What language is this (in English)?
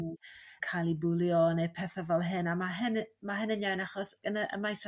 Welsh